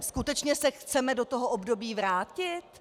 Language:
Czech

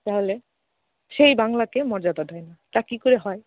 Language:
Bangla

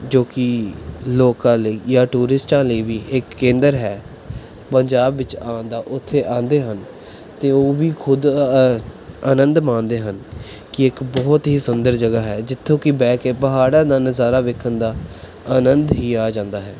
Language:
Punjabi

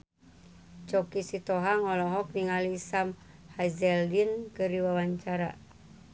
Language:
Sundanese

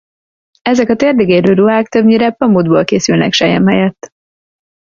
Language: Hungarian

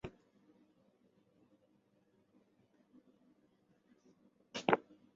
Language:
Chinese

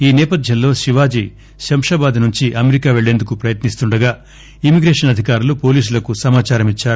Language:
Telugu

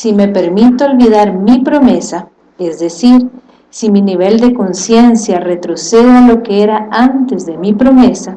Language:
Spanish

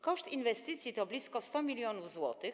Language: Polish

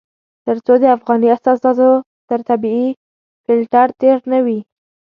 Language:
Pashto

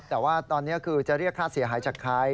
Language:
Thai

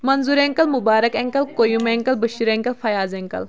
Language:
Kashmiri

